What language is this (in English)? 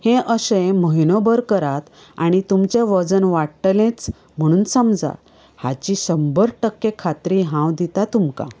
Konkani